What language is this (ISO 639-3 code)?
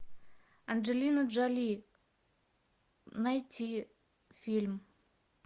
rus